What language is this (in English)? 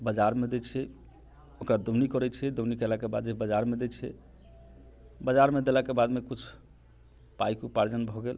Maithili